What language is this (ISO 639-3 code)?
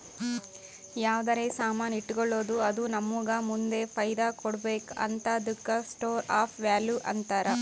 kan